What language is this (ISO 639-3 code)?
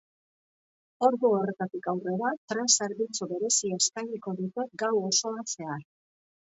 eus